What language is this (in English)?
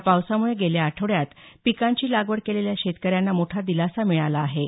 Marathi